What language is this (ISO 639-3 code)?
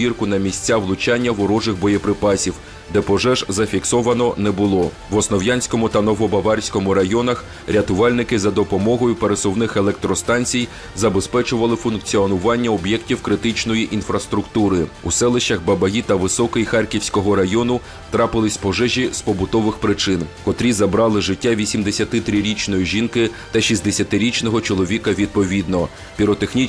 ukr